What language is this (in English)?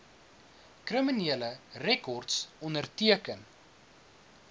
Afrikaans